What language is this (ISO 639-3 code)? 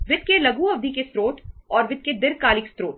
hin